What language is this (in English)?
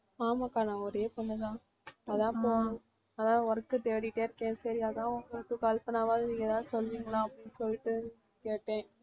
Tamil